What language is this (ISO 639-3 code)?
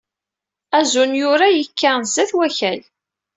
kab